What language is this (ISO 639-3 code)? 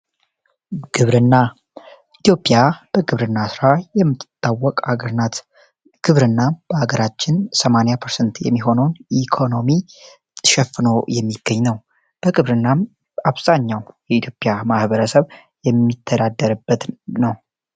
amh